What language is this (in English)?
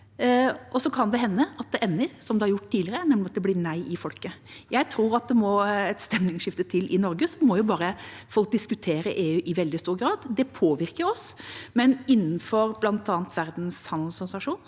Norwegian